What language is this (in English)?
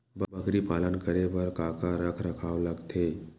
Chhattisgarhi